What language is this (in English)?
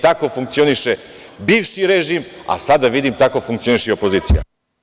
Serbian